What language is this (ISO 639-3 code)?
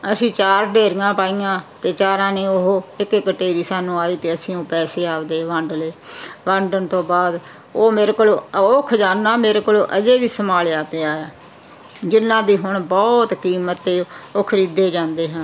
pan